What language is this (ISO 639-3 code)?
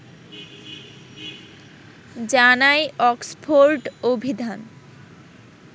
ben